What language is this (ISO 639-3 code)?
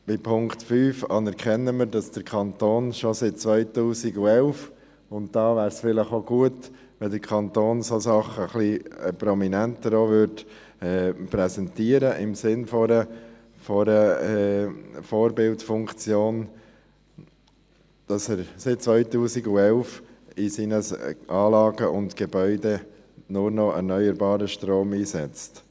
gsw